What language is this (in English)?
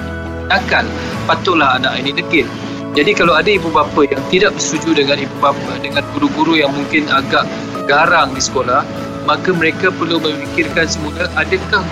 Malay